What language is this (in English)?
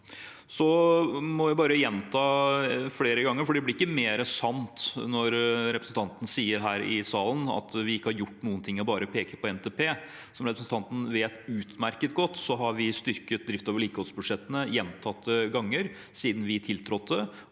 Norwegian